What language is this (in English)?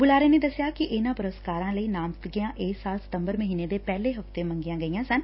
Punjabi